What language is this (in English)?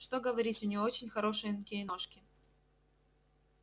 Russian